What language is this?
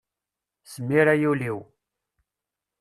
Kabyle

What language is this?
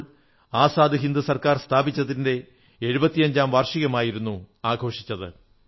Malayalam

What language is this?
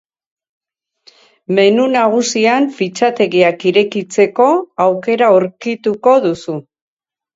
Basque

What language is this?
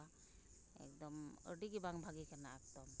Santali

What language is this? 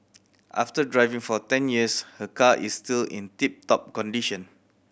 English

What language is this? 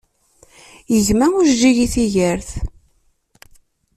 Kabyle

